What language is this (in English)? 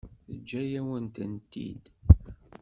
Kabyle